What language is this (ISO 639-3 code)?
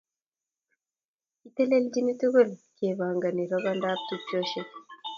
kln